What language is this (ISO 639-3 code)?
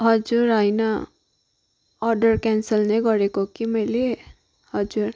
nep